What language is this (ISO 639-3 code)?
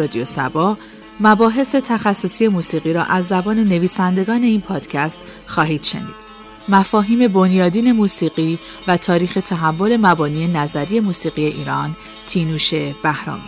fas